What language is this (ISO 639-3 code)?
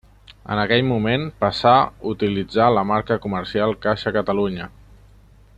cat